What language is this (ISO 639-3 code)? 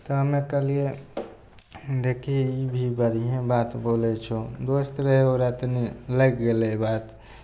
mai